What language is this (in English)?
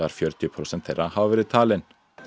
Icelandic